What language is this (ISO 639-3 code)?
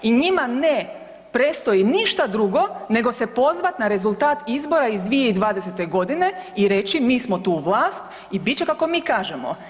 hrv